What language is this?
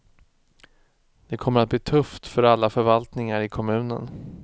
Swedish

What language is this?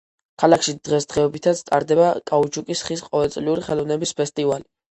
Georgian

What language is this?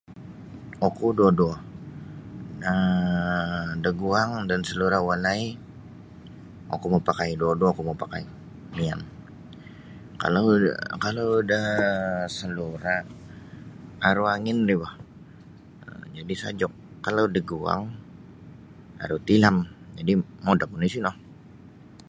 Sabah Bisaya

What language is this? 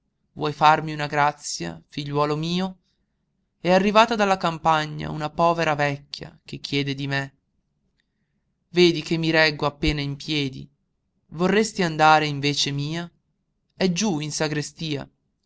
Italian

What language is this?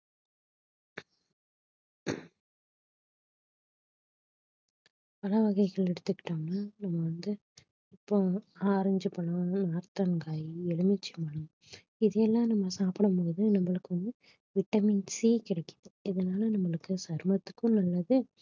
Tamil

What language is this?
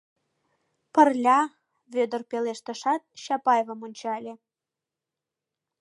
Mari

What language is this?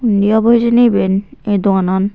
Chakma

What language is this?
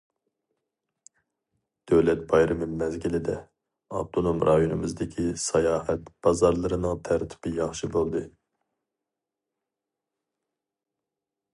Uyghur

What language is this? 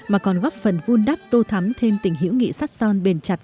Vietnamese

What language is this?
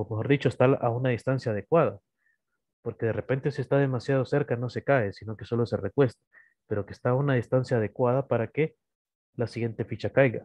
Spanish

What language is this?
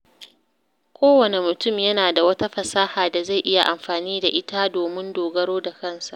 Hausa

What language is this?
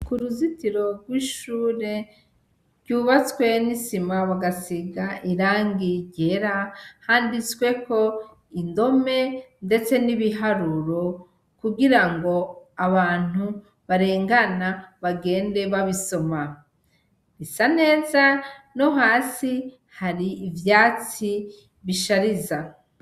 Rundi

